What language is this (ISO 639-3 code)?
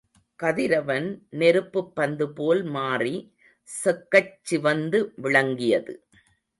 tam